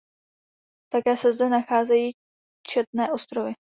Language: Czech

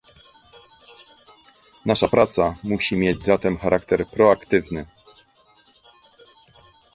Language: Polish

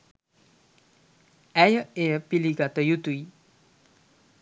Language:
Sinhala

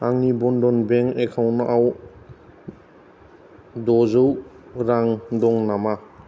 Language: Bodo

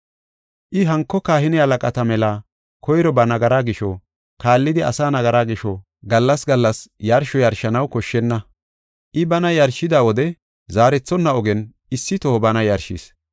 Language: Gofa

